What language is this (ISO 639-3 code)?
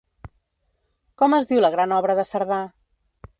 cat